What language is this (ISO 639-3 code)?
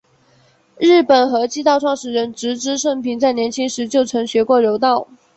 zho